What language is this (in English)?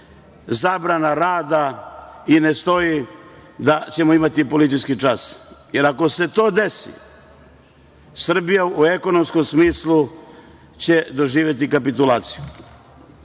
Serbian